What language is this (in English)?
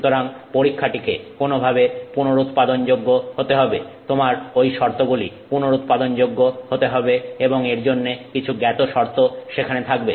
Bangla